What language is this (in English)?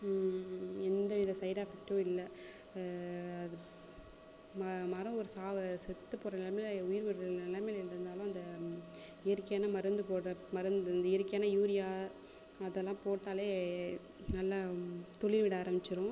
Tamil